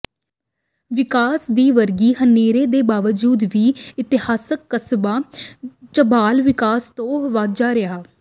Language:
Punjabi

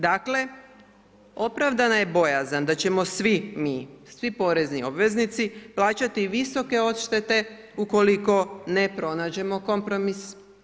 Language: Croatian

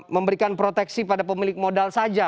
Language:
Indonesian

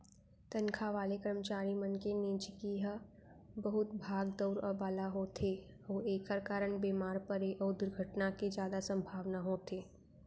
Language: Chhattisgarhi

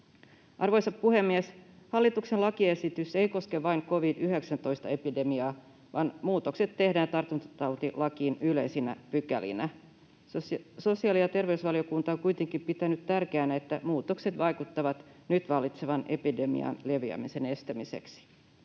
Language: Finnish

